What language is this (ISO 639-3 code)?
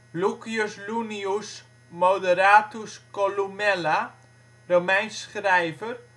nld